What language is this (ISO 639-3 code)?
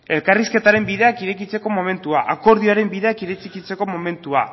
eus